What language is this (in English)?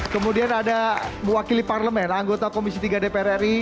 Indonesian